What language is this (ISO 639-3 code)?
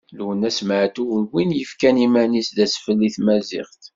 kab